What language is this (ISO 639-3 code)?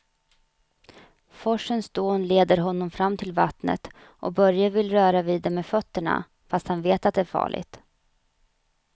swe